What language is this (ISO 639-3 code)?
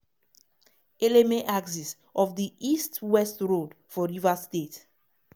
pcm